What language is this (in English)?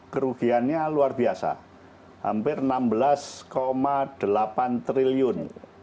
Indonesian